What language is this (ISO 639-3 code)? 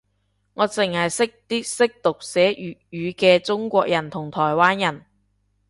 yue